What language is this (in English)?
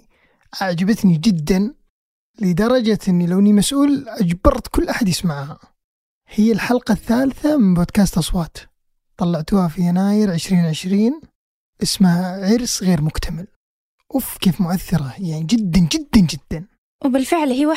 Arabic